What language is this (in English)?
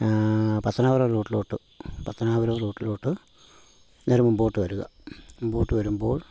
Malayalam